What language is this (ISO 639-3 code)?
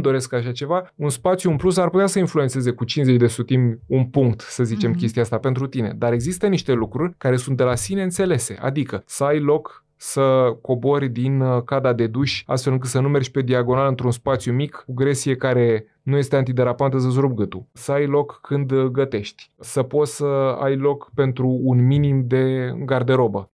ron